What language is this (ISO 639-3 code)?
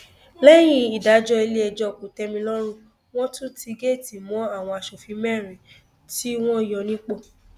yor